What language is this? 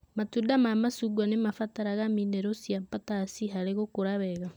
Kikuyu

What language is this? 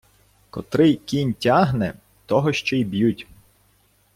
Ukrainian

